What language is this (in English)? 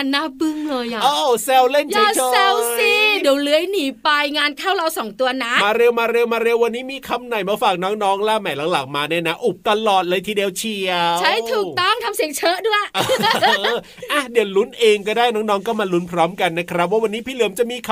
Thai